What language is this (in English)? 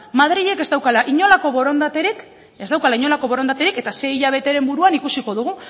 Basque